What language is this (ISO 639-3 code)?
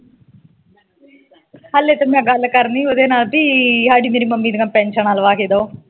pan